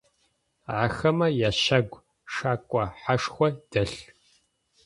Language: Adyghe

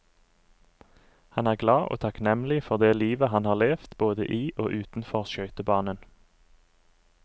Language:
Norwegian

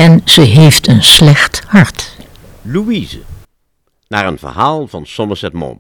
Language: Dutch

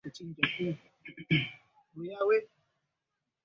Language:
Swahili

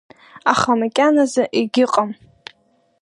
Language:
Abkhazian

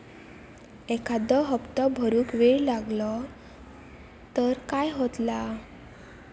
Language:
Marathi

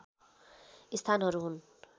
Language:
Nepali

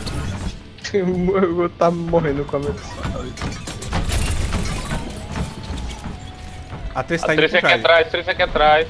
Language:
Portuguese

